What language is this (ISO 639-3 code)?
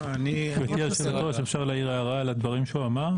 heb